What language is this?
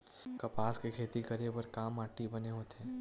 Chhattisgarhi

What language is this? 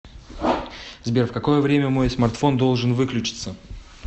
Russian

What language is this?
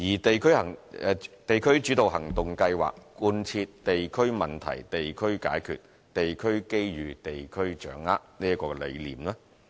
Cantonese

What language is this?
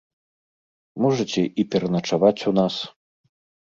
Belarusian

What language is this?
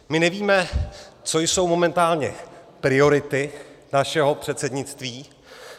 Czech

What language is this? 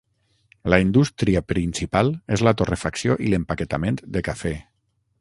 Catalan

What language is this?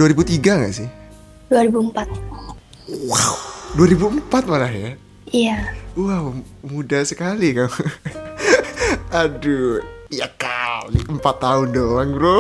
Indonesian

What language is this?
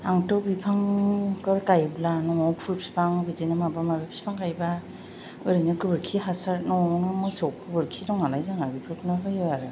Bodo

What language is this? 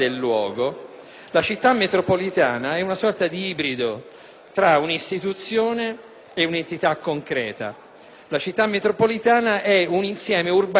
Italian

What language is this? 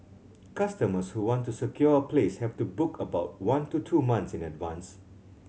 English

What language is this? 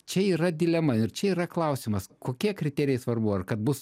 Lithuanian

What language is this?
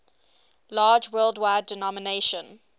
English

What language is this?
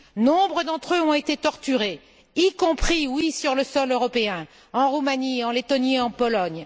French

